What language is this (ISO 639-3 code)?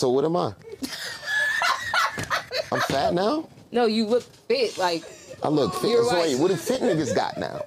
eng